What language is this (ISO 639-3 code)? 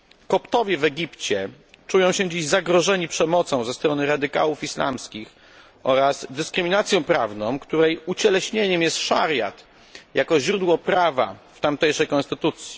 pol